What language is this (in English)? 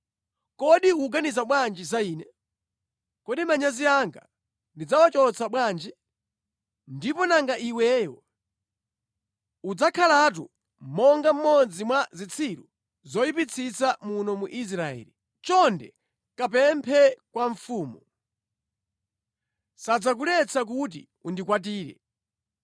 Nyanja